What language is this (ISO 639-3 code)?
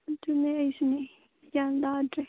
mni